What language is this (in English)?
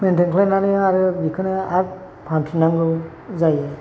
Bodo